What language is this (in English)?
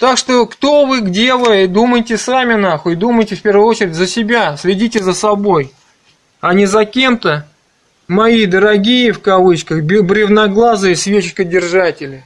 Russian